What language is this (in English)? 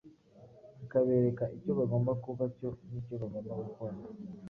Kinyarwanda